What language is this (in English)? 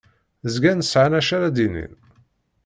Kabyle